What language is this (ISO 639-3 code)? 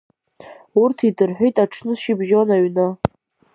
abk